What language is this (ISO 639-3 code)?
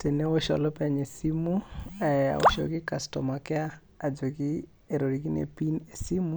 mas